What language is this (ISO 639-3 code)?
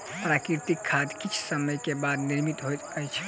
mai